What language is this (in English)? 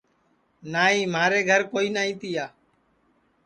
Sansi